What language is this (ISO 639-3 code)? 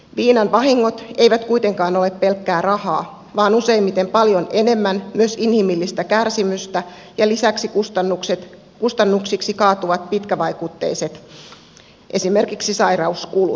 fin